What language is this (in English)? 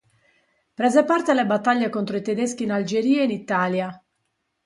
Italian